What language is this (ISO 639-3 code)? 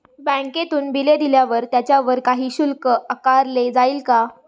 mar